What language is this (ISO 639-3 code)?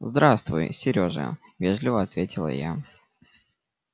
rus